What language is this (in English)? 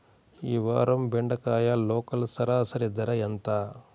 Telugu